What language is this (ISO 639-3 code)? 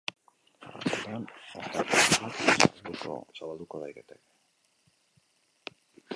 eus